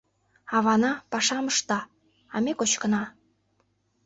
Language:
Mari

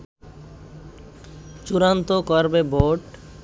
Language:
Bangla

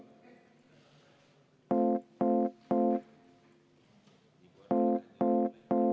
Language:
Estonian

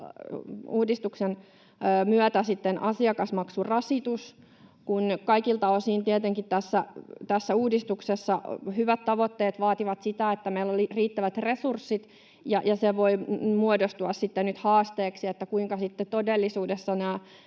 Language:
Finnish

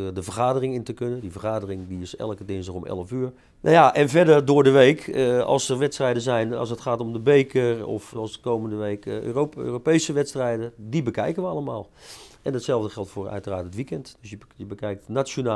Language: Dutch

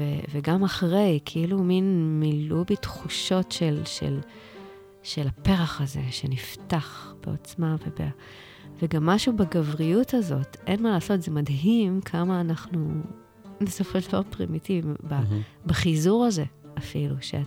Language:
Hebrew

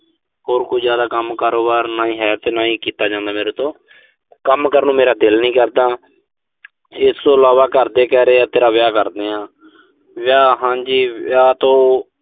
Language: Punjabi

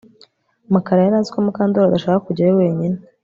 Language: Kinyarwanda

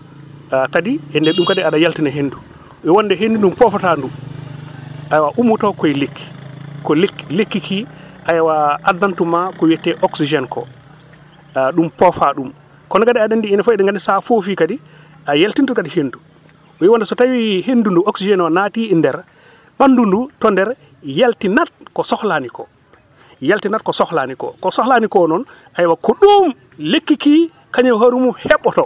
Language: Wolof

